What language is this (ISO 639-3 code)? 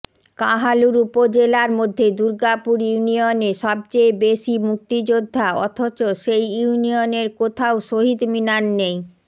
ben